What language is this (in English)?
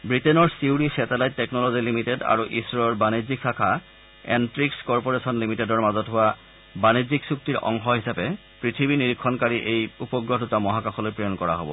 Assamese